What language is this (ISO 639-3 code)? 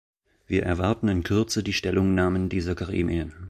deu